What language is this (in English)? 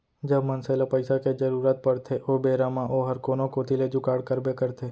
Chhattisgarhi